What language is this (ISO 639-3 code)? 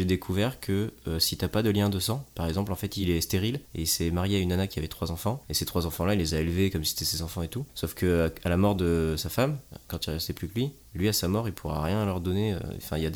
fra